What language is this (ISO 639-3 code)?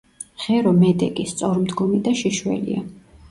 kat